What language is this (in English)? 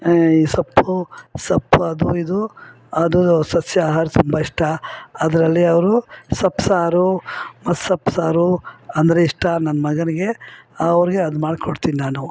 Kannada